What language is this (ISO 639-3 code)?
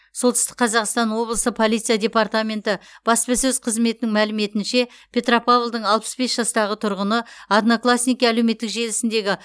kaz